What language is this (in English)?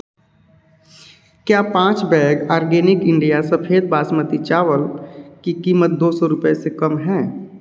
Hindi